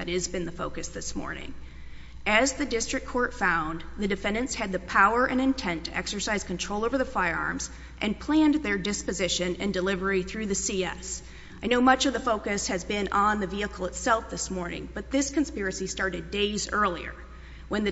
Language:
English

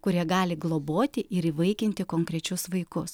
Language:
Lithuanian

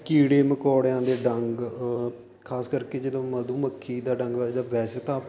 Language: Punjabi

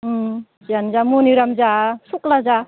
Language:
Bodo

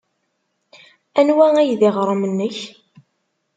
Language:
Kabyle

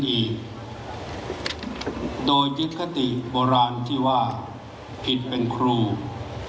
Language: Thai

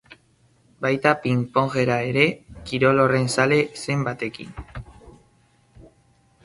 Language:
Basque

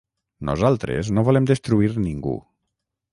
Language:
Catalan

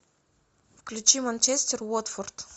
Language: Russian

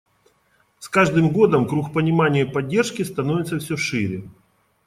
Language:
Russian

